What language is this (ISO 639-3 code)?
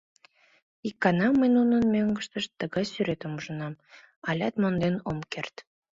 chm